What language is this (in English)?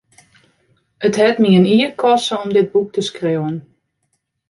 Western Frisian